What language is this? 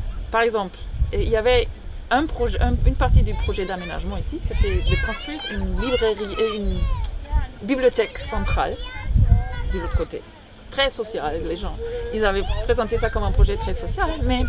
French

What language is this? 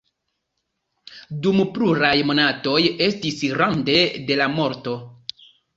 Esperanto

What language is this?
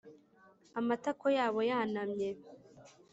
Kinyarwanda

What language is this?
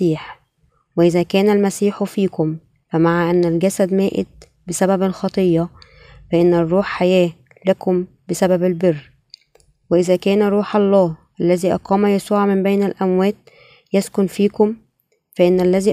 Arabic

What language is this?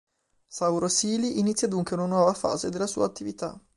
Italian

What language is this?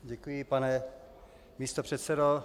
Czech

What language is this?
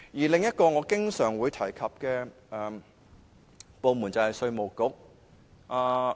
Cantonese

